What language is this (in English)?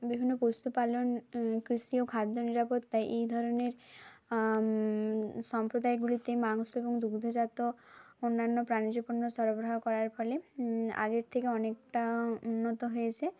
Bangla